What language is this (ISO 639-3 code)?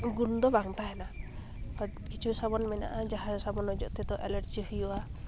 sat